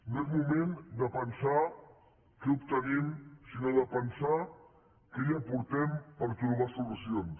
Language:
Catalan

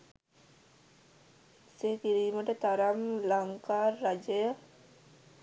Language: Sinhala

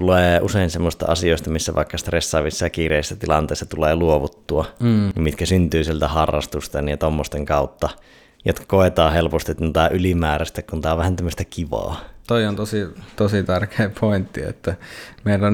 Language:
Finnish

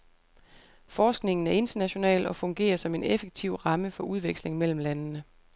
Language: Danish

